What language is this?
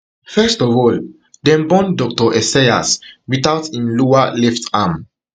Nigerian Pidgin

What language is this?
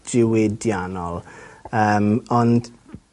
Welsh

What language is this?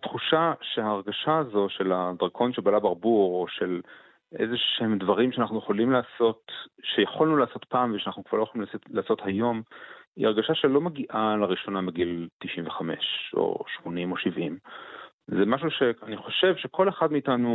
Hebrew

